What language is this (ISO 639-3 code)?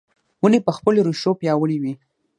pus